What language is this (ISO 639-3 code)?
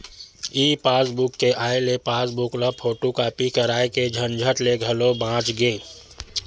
hne